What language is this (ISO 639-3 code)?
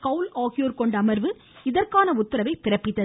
tam